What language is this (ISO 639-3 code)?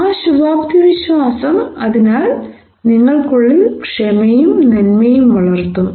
mal